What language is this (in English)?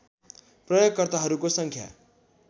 Nepali